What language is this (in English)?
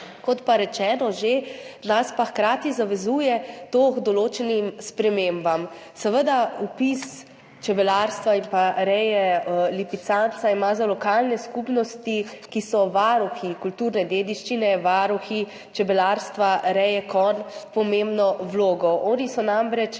Slovenian